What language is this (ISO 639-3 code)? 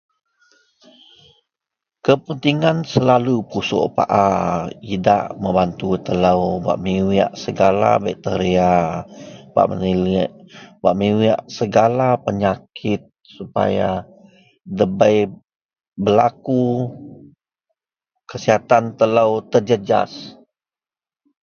mel